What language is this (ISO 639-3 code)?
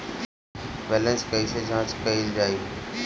bho